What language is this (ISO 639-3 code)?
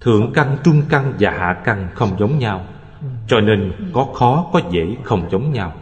vie